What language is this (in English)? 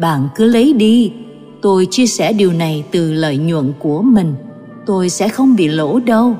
Vietnamese